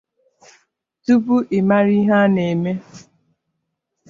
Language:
Igbo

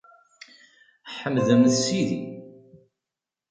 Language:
Kabyle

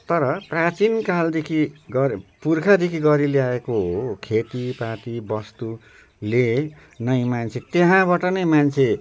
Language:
Nepali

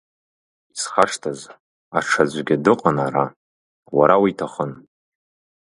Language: Abkhazian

